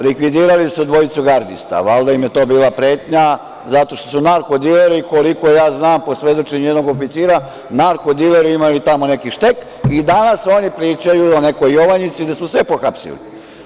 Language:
Serbian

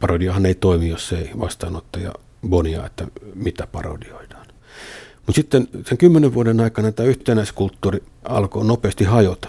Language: Finnish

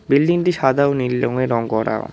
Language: Bangla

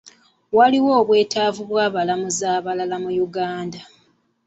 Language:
Ganda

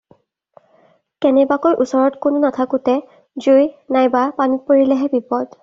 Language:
Assamese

